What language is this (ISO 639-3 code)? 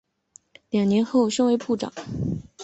zho